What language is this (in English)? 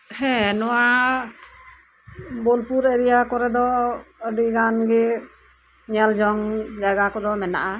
Santali